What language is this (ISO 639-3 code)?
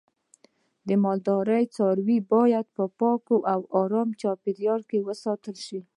pus